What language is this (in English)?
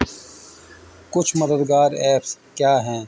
Urdu